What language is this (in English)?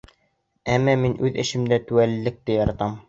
Bashkir